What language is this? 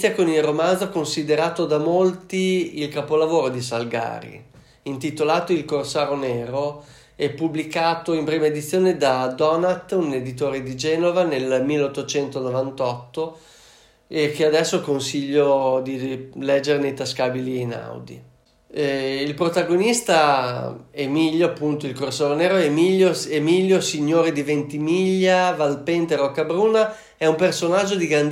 Italian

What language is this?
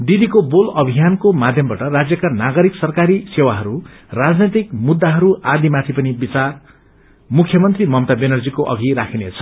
Nepali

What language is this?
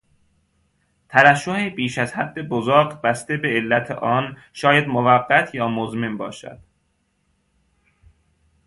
Persian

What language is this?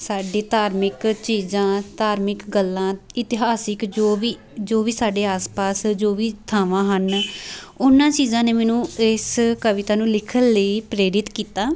Punjabi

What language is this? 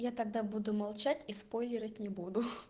Russian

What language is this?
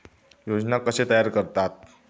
Marathi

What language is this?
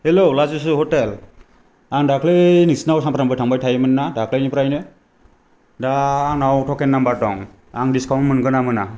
Bodo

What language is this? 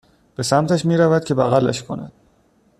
Persian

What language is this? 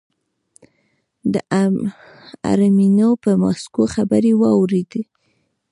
Pashto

